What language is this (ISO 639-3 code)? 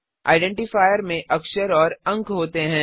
hin